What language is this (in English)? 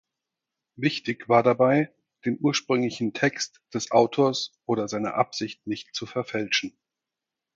German